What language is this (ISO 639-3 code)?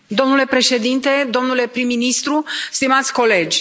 ron